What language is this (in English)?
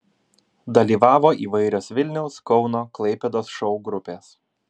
Lithuanian